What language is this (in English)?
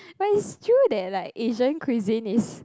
English